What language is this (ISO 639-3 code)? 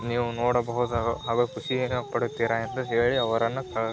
kan